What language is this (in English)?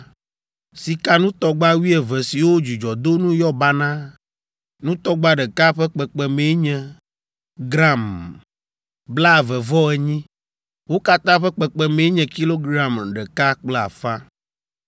Ewe